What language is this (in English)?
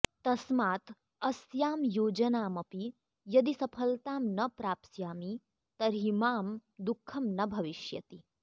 Sanskrit